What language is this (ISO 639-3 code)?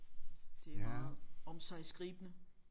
dan